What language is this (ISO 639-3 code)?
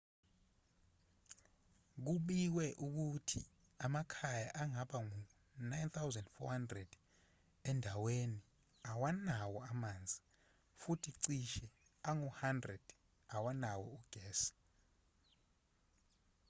zul